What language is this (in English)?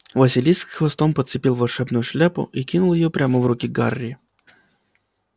Russian